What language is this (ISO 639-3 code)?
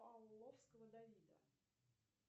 rus